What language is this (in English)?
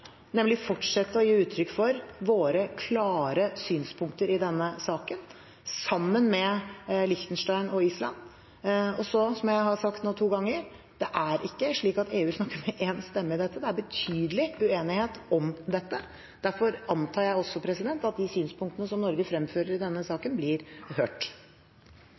Norwegian Bokmål